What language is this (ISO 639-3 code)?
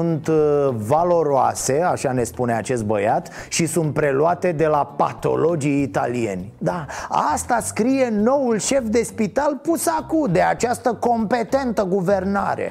ron